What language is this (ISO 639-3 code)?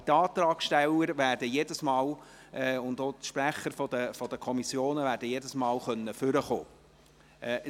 gsw